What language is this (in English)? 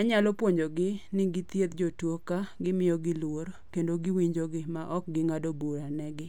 Luo (Kenya and Tanzania)